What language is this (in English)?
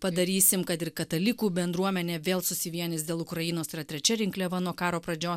Lithuanian